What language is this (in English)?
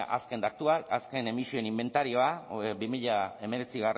Basque